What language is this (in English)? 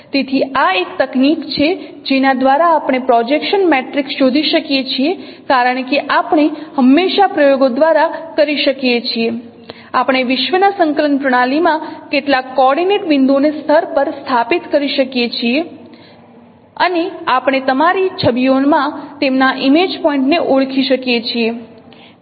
Gujarati